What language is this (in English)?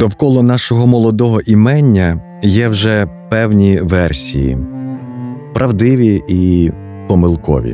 Ukrainian